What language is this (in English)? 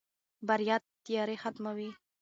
Pashto